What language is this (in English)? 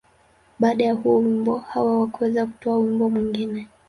Swahili